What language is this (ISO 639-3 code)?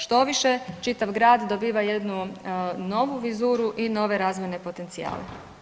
hrv